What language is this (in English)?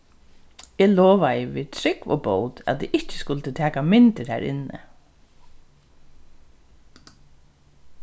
Faroese